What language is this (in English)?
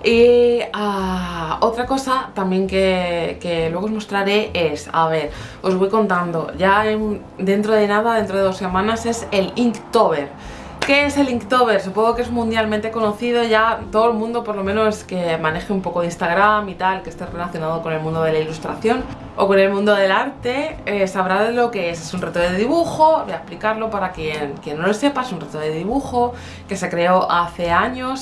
Spanish